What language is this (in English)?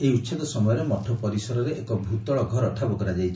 Odia